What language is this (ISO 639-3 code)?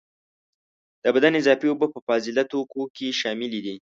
pus